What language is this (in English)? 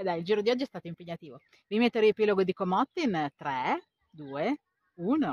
Italian